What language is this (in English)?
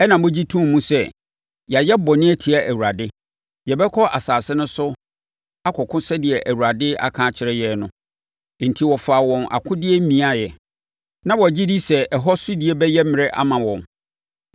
Akan